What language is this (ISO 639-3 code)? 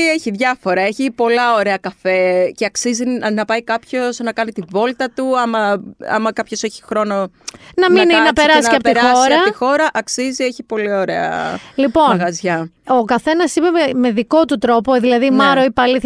ell